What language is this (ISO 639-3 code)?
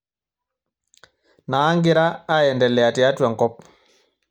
mas